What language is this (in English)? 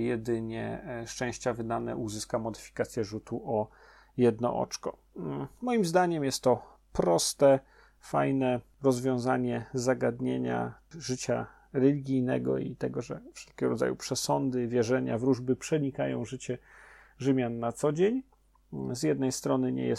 Polish